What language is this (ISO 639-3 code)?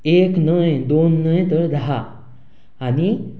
kok